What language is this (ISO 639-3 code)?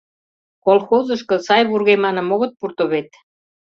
chm